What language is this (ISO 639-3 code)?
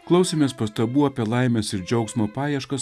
lit